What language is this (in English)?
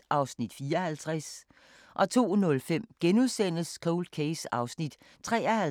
Danish